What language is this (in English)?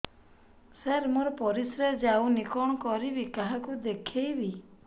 Odia